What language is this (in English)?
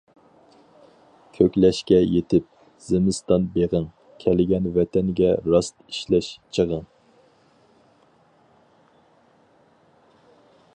Uyghur